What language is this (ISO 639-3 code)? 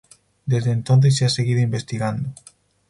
spa